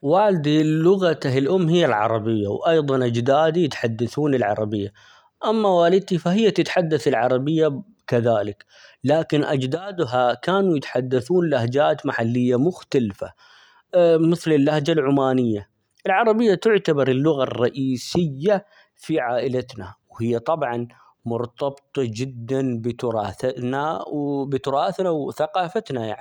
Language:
Omani Arabic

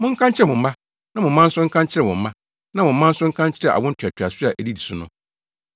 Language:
Akan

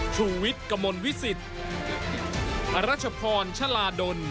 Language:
Thai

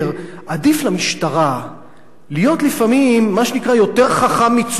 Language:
Hebrew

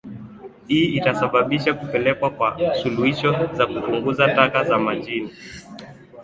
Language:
Swahili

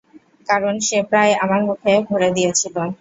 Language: Bangla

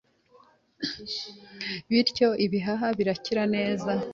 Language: Kinyarwanda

